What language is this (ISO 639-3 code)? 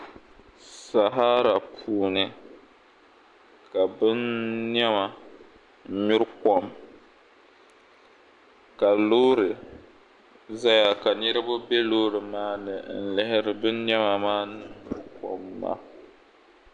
dag